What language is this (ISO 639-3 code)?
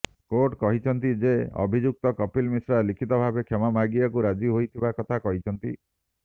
ori